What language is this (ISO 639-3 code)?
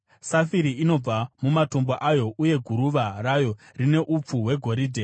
sna